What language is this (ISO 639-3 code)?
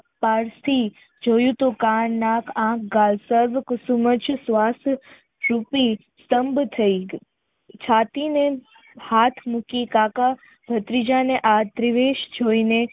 guj